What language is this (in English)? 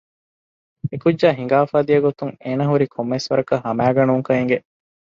Divehi